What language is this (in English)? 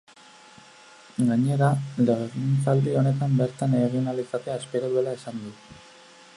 Basque